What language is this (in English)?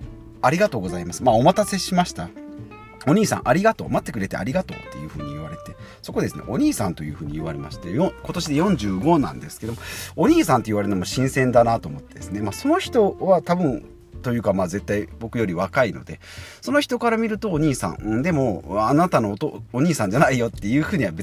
Japanese